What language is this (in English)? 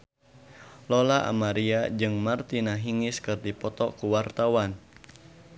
Sundanese